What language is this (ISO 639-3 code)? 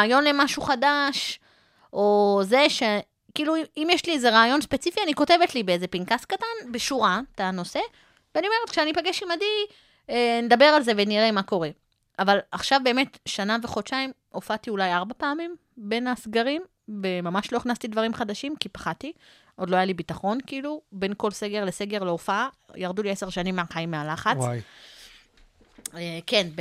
heb